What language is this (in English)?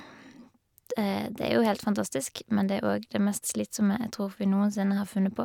Norwegian